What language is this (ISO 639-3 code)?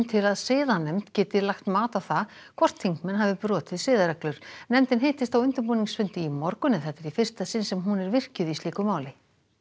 isl